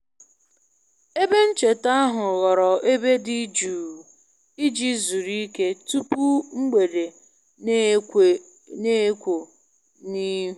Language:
Igbo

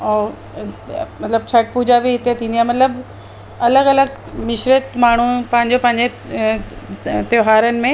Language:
Sindhi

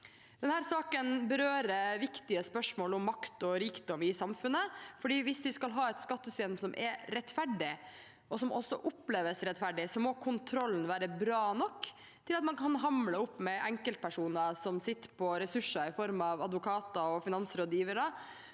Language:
Norwegian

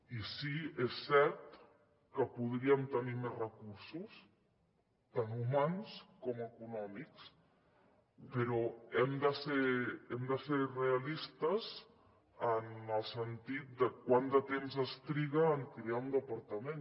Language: Catalan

